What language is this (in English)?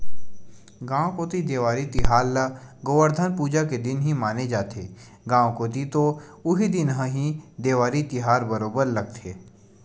Chhattisgarhi